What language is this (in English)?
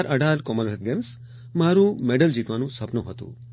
Gujarati